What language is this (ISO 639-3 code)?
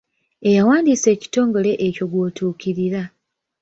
lug